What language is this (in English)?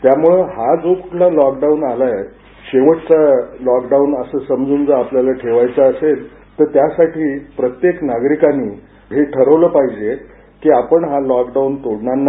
Marathi